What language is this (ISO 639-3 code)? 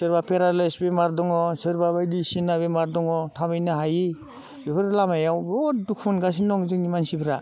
brx